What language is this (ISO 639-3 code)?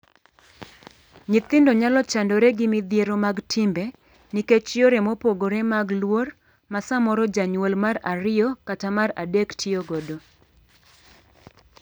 luo